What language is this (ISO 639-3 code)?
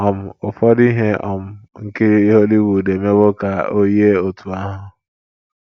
ibo